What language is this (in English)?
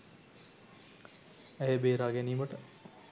Sinhala